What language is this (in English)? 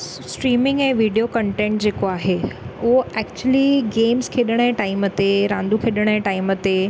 Sindhi